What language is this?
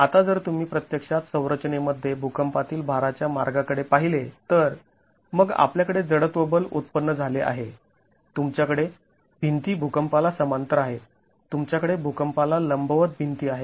Marathi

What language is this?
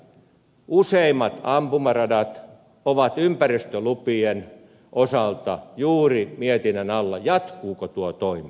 Finnish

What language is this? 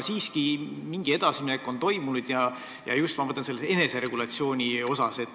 Estonian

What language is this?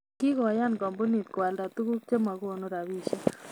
Kalenjin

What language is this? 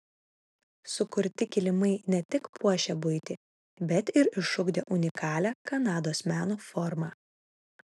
Lithuanian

